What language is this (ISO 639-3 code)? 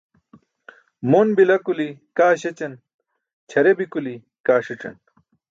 bsk